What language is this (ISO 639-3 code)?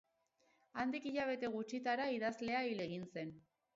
eus